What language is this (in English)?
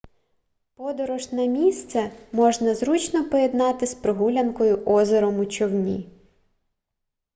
Ukrainian